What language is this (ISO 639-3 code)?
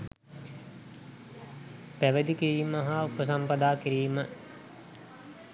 sin